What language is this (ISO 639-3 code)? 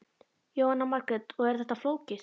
isl